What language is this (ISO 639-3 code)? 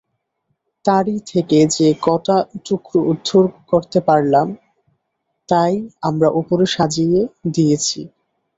ben